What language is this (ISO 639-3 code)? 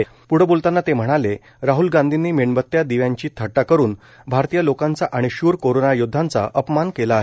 mar